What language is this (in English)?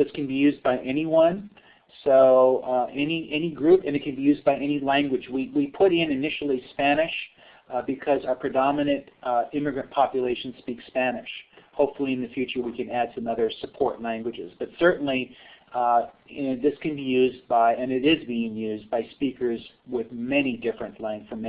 English